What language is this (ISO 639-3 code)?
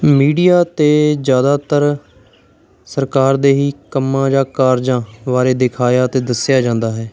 pan